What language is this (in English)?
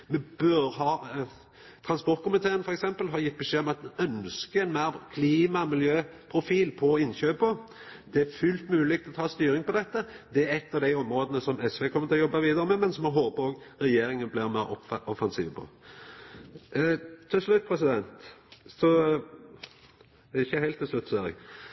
Norwegian Nynorsk